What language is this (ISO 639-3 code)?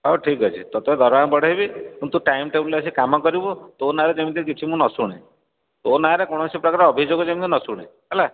ori